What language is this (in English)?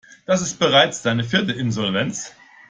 German